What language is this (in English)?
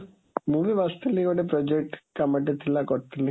Odia